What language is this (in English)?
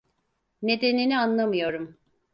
Turkish